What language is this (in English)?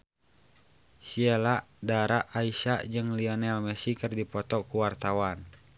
Sundanese